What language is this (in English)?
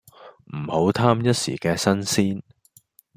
Cantonese